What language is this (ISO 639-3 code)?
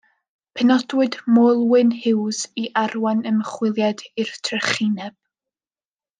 cym